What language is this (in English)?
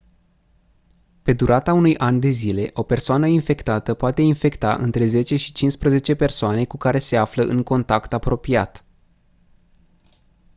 Romanian